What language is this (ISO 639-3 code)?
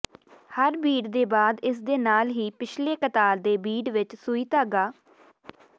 pan